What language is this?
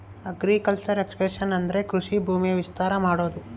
Kannada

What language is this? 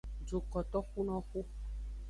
Aja (Benin)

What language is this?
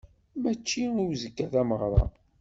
Kabyle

